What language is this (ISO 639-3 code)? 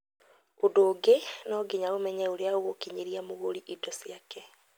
kik